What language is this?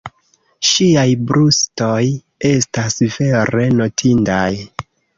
Esperanto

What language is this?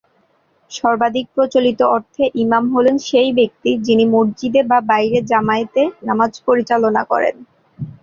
Bangla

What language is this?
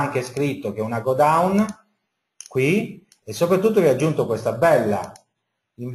Italian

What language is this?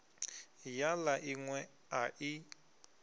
Venda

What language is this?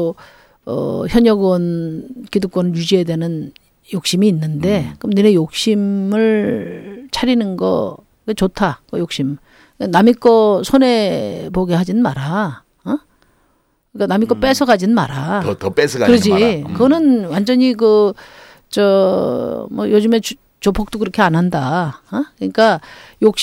Korean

